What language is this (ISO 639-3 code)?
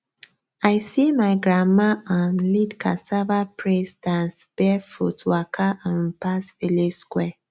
pcm